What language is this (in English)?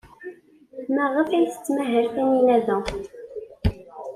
Kabyle